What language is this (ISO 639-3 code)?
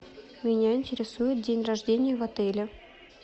rus